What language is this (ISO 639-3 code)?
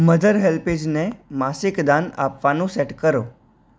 guj